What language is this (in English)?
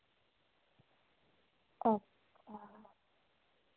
Dogri